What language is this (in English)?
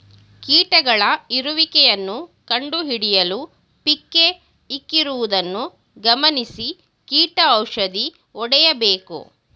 Kannada